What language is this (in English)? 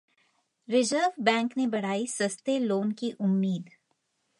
Hindi